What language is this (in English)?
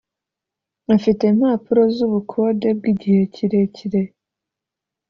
Kinyarwanda